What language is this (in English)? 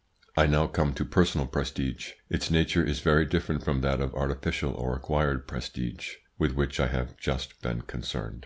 English